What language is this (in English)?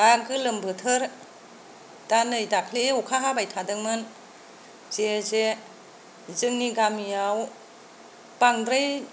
Bodo